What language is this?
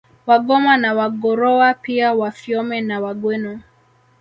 Swahili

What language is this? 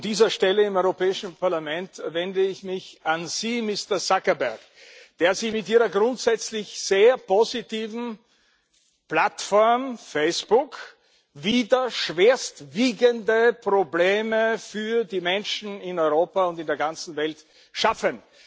German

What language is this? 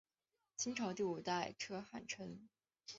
Chinese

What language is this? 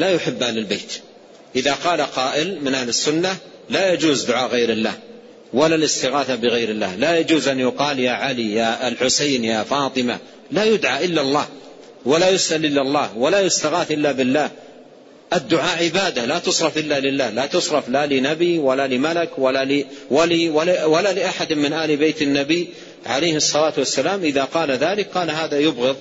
Arabic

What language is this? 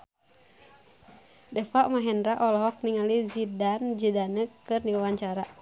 Sundanese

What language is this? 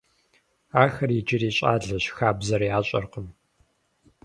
Kabardian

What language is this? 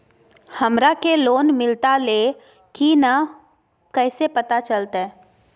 Magahi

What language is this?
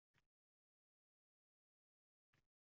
Uzbek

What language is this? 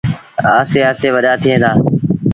Sindhi Bhil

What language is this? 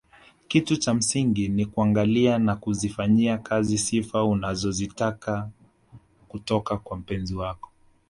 Swahili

